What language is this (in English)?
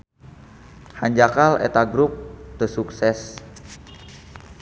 Sundanese